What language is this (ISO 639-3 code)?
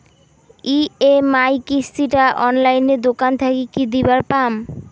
ben